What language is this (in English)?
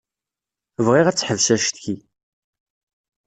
Kabyle